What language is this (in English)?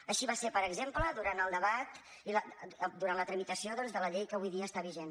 Catalan